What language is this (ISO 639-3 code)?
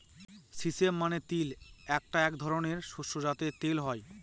ben